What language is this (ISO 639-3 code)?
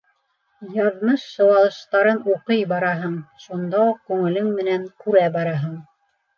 bak